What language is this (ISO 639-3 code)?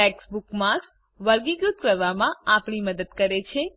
guj